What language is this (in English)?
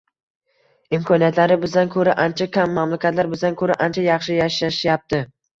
Uzbek